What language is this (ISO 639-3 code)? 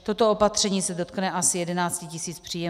ces